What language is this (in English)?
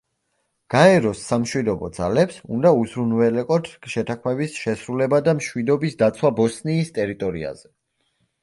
Georgian